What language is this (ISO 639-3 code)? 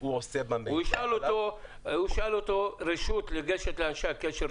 heb